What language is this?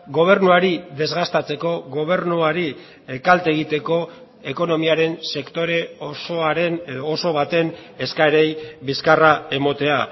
Basque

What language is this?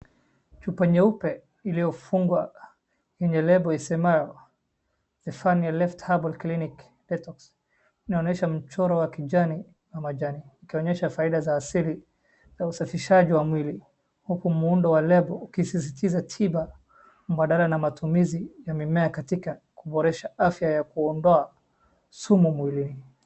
Swahili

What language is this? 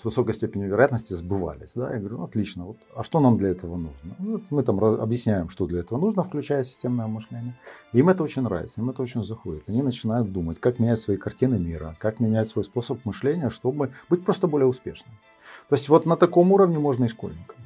Russian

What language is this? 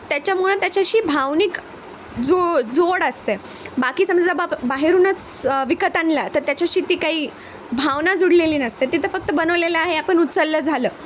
Marathi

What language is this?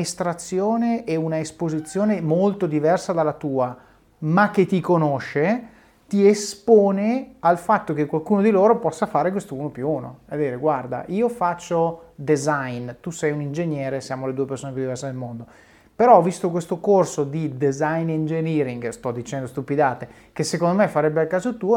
Italian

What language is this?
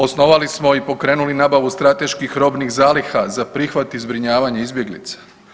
Croatian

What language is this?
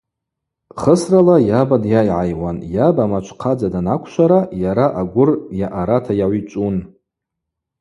Abaza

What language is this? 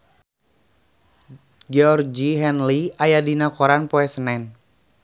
Sundanese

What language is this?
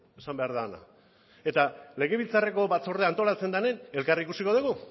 Basque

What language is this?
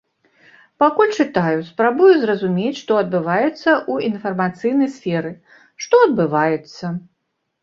Belarusian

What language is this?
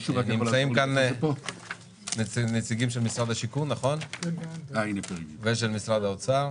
Hebrew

